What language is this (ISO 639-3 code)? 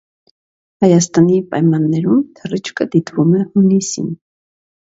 hye